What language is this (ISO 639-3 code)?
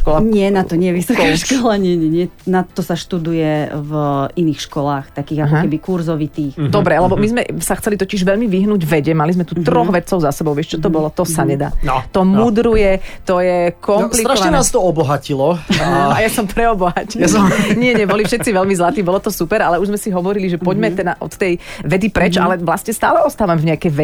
slk